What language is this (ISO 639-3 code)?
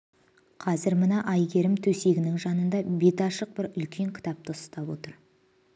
kaz